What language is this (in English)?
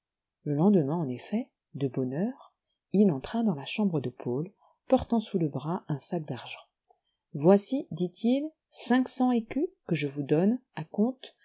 French